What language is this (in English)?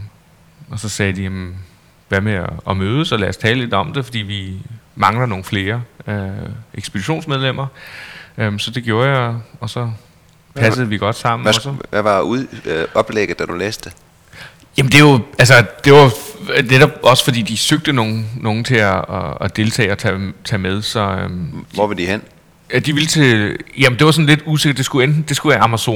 Danish